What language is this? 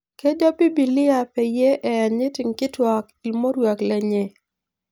Masai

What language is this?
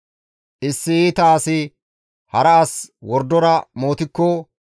Gamo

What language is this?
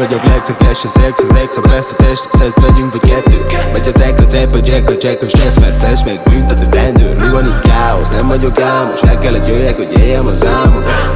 Hungarian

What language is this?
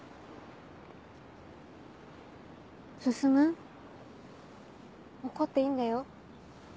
Japanese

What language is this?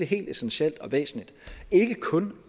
Danish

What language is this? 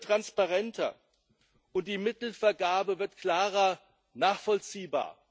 German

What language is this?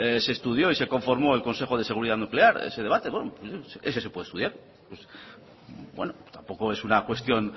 Spanish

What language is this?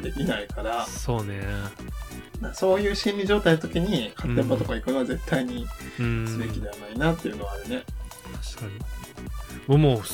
Japanese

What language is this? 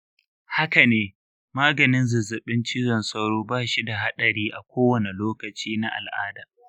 Hausa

